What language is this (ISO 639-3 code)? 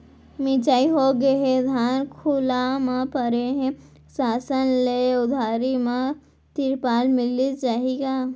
hne